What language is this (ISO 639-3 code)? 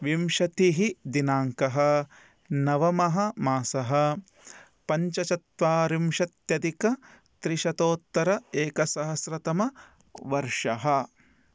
san